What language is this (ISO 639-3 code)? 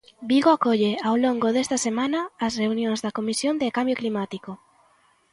glg